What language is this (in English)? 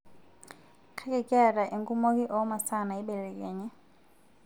Masai